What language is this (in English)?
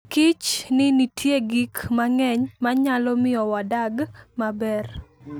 Luo (Kenya and Tanzania)